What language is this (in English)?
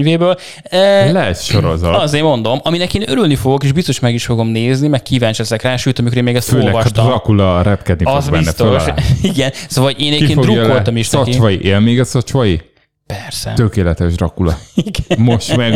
Hungarian